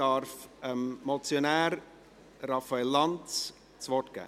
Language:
Swiss German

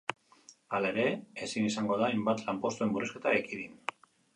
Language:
Basque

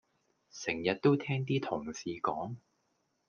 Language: Cantonese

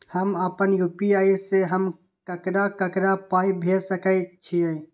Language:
Maithili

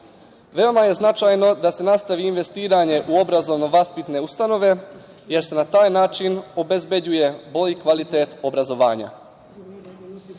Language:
Serbian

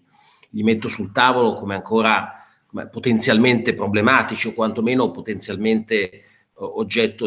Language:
Italian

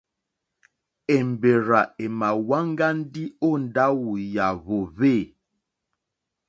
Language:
Mokpwe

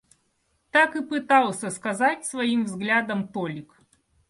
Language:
Russian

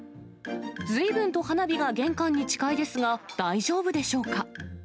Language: Japanese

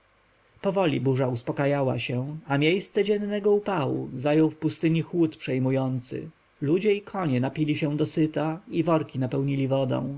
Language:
Polish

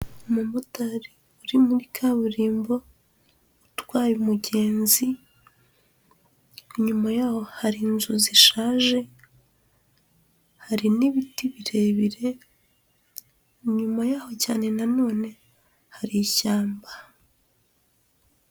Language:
Kinyarwanda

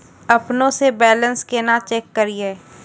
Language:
Maithili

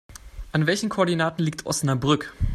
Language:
German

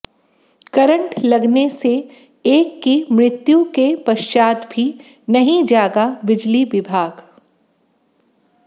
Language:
Hindi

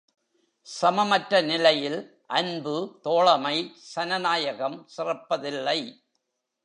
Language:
Tamil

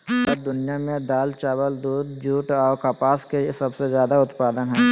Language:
Magahi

